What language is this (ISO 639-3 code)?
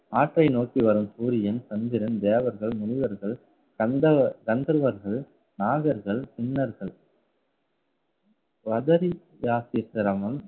tam